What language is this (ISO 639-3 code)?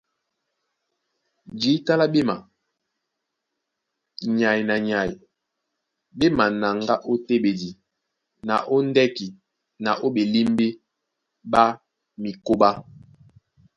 dua